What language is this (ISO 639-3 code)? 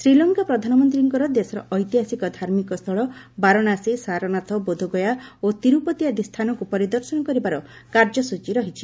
ori